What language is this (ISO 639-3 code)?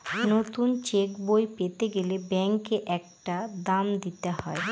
ben